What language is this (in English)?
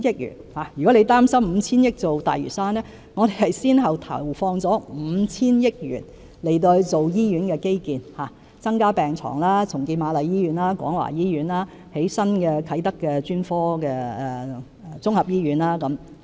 Cantonese